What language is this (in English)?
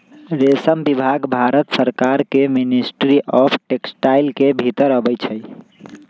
Magahi